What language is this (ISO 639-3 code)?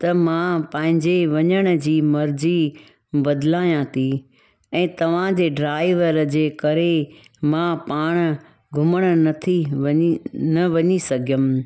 snd